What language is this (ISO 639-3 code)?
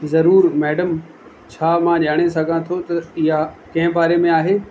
snd